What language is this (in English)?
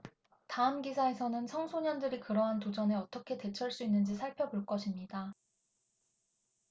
Korean